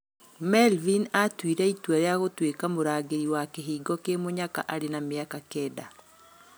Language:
Kikuyu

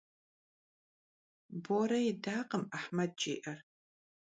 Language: Kabardian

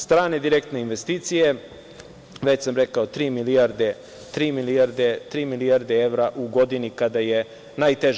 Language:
Serbian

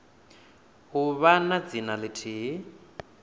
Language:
Venda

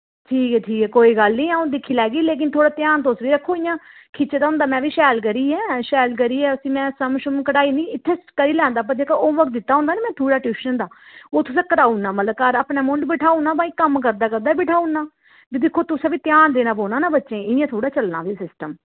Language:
Dogri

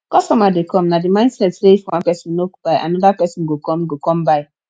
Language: Nigerian Pidgin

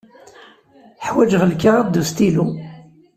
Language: Kabyle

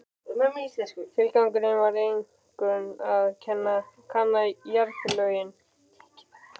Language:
Icelandic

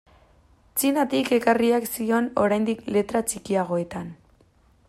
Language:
Basque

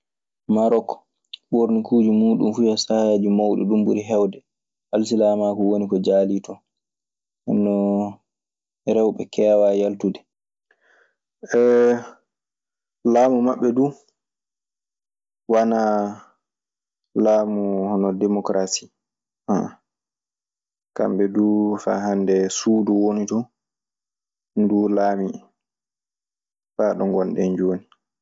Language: Maasina Fulfulde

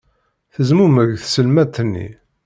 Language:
Kabyle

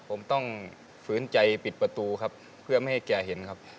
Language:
Thai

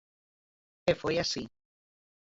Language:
Galician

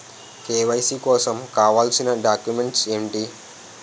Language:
Telugu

